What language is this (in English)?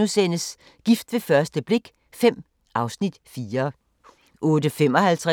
Danish